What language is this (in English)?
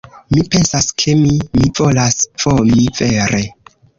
Esperanto